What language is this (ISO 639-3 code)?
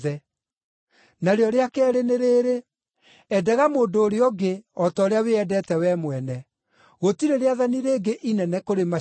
kik